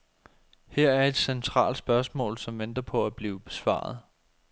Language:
Danish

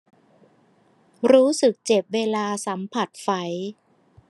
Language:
Thai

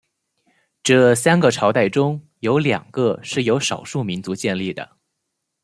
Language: Chinese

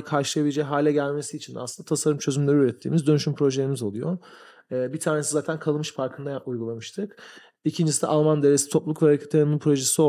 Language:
Turkish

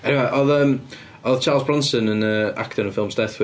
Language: Welsh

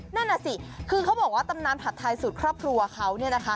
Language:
Thai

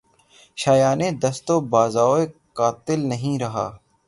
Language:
Urdu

